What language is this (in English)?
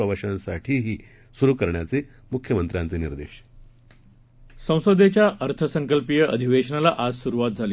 Marathi